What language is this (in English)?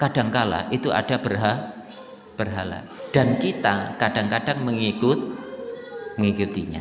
Indonesian